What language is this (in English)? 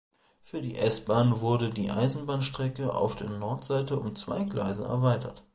German